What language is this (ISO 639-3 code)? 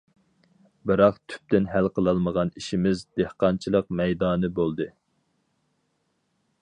uig